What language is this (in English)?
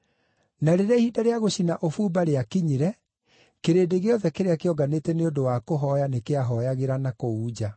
Kikuyu